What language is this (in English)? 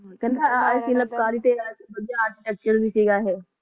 Punjabi